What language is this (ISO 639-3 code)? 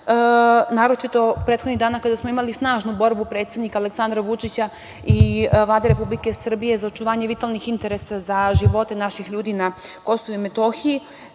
srp